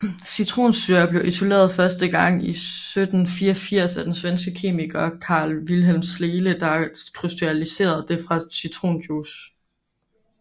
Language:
Danish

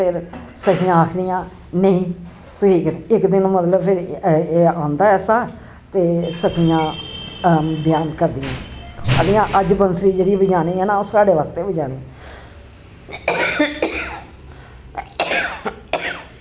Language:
Dogri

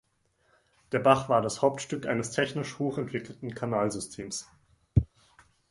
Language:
German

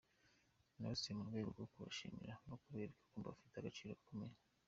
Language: Kinyarwanda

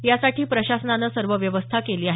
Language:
Marathi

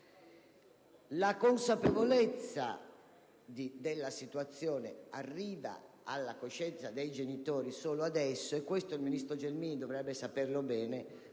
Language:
Italian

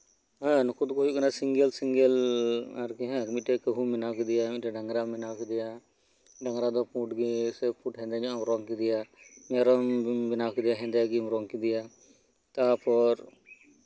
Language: Santali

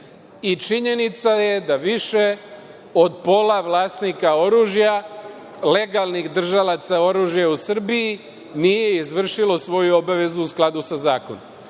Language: Serbian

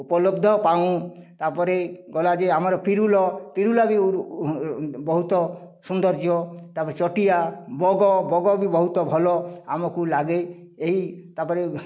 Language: Odia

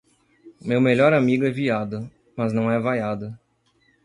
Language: Portuguese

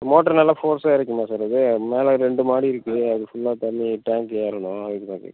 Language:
Tamil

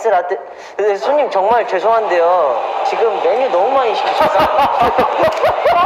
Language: Korean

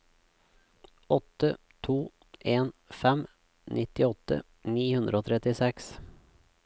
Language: Norwegian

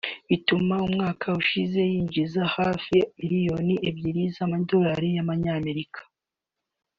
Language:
Kinyarwanda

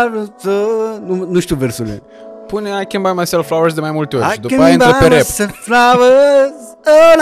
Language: Romanian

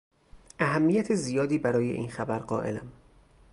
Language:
Persian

